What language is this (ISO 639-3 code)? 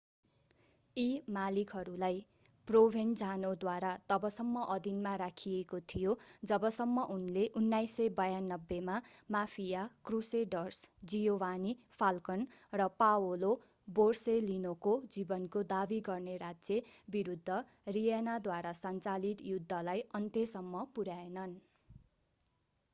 nep